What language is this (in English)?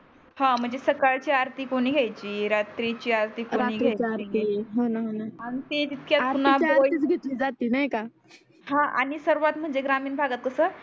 Marathi